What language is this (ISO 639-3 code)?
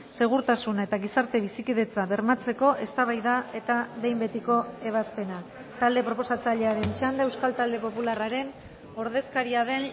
eus